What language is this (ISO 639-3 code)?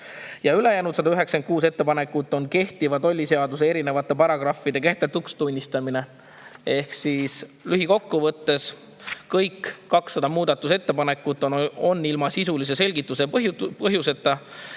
est